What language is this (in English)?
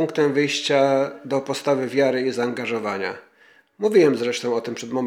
Polish